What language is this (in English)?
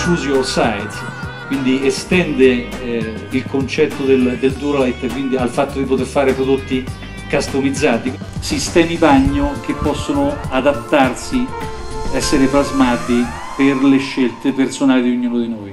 Italian